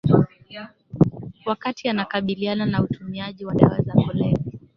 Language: Swahili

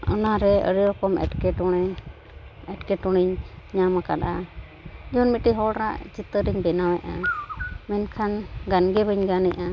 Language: Santali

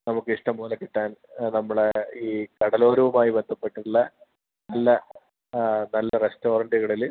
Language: Malayalam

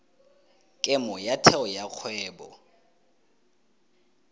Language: Tswana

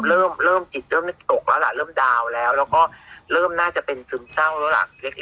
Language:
Thai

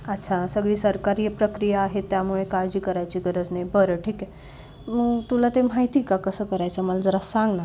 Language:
Marathi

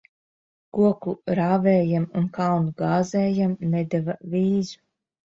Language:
Latvian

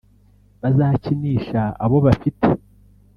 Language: Kinyarwanda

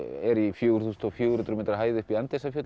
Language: Icelandic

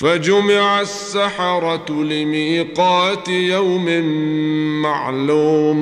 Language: Arabic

